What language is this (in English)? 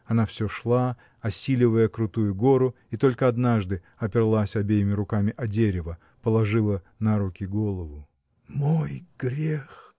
Russian